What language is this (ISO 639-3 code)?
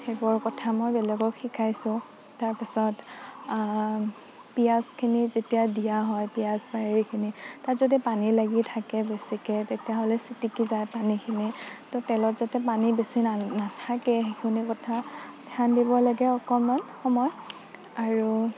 asm